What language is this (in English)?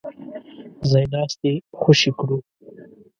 Pashto